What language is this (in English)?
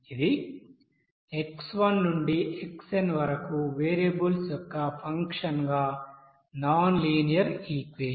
Telugu